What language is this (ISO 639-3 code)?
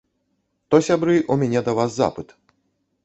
bel